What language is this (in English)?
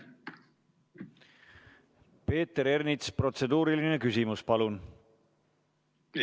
Estonian